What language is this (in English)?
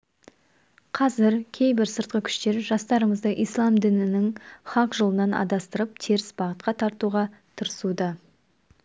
Kazakh